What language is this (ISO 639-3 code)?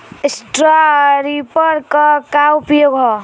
bho